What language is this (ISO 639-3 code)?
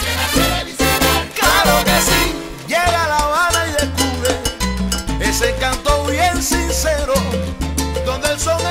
spa